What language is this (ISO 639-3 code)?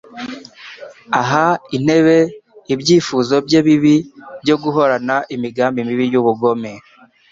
kin